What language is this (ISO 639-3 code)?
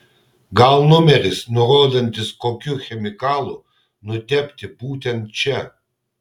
lit